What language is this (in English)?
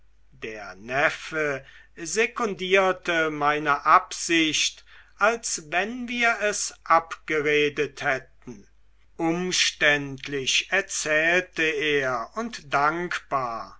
German